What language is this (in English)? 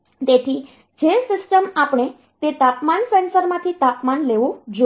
Gujarati